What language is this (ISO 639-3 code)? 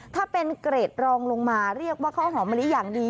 tha